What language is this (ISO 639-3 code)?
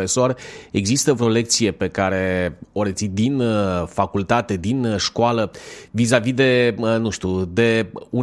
ron